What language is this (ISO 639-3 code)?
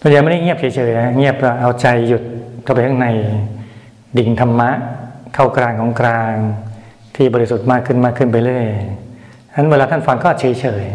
tha